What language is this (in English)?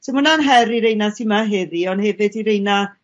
Welsh